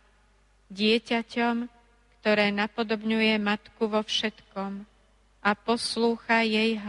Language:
Slovak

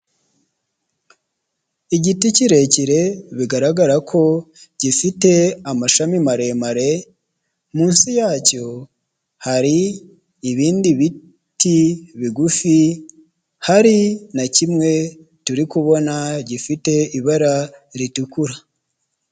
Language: Kinyarwanda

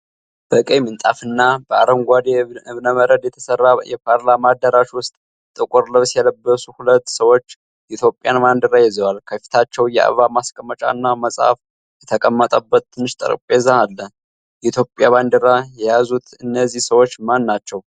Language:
Amharic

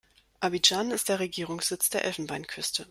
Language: German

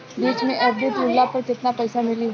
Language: Bhojpuri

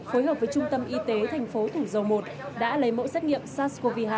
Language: Vietnamese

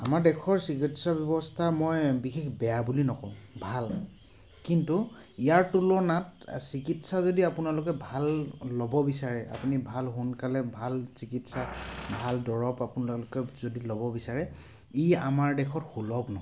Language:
Assamese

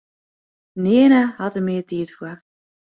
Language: Western Frisian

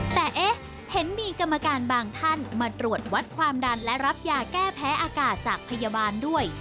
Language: Thai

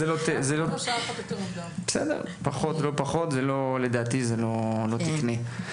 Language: Hebrew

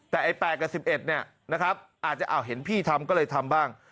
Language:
Thai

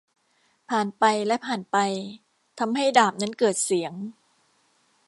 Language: Thai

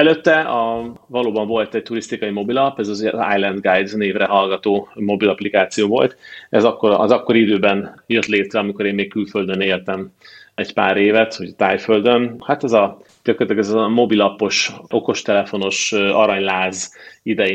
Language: Hungarian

